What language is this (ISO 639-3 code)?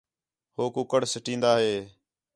xhe